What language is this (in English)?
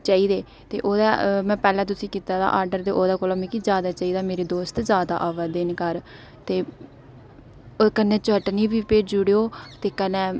Dogri